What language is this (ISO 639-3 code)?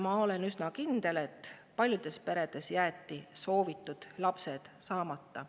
est